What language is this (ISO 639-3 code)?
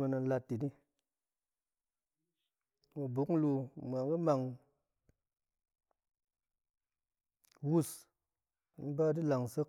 ank